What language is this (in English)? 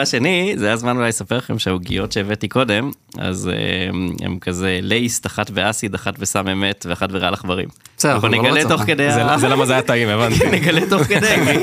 Hebrew